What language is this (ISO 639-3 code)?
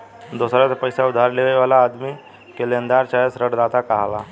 bho